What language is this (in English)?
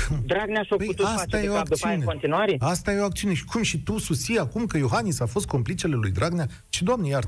Romanian